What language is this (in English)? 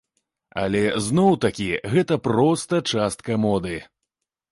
Belarusian